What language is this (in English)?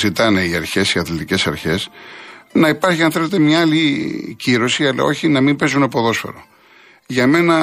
Greek